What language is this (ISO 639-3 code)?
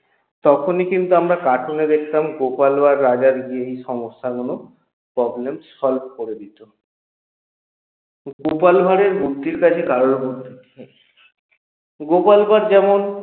ben